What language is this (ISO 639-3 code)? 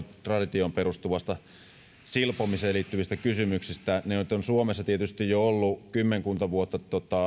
fin